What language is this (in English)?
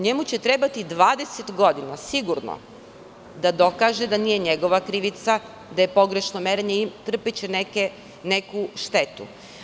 Serbian